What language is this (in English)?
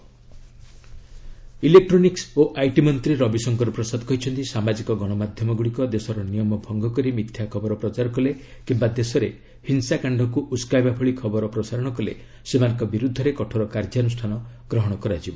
Odia